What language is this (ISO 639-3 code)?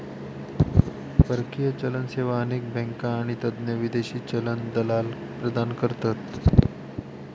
mar